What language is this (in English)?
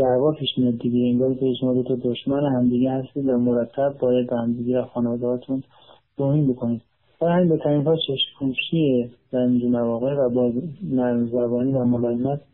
Persian